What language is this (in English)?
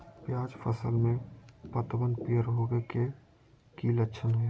Magahi